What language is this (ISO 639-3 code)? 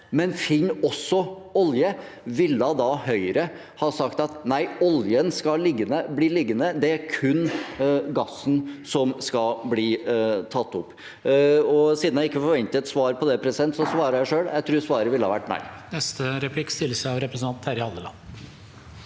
nor